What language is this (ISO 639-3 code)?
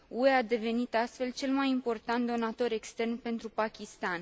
ron